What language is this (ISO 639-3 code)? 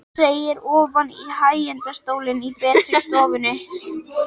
isl